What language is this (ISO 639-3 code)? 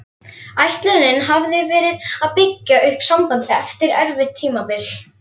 isl